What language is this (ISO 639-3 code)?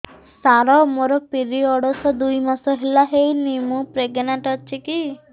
ori